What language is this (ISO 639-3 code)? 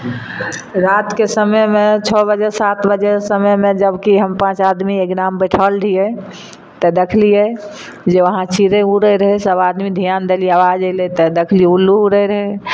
mai